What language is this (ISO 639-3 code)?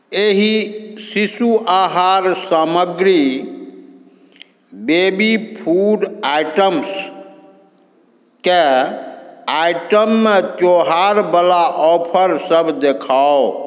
mai